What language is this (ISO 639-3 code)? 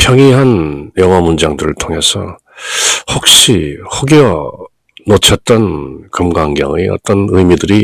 kor